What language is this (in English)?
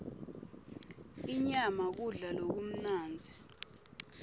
Swati